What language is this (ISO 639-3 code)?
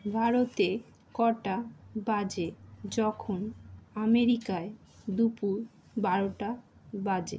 ben